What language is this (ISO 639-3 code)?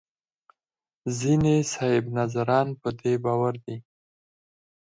pus